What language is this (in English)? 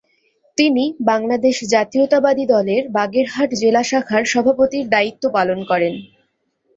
Bangla